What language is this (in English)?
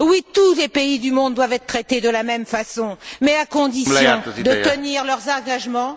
French